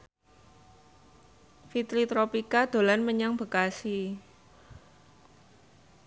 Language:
Javanese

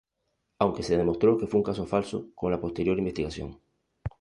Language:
Spanish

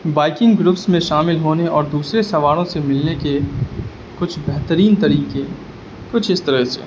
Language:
Urdu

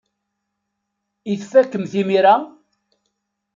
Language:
Kabyle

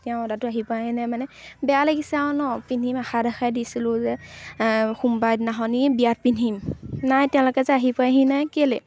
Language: Assamese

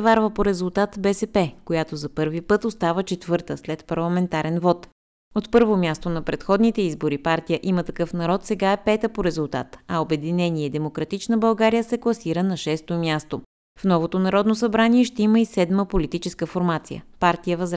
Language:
Bulgarian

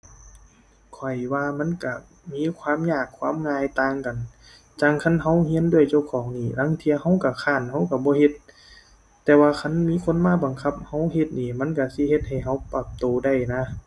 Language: Thai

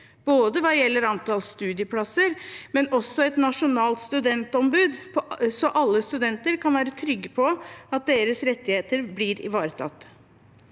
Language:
Norwegian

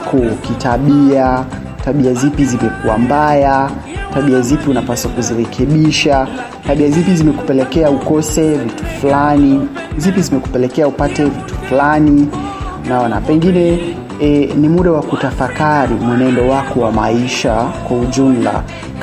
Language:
Swahili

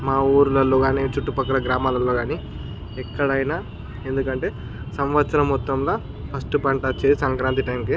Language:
Telugu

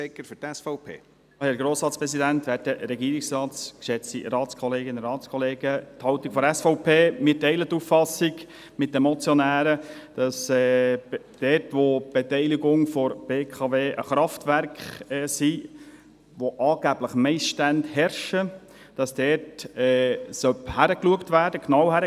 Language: Swiss German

